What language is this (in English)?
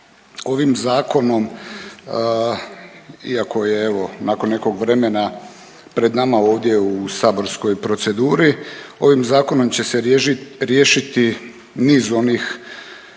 Croatian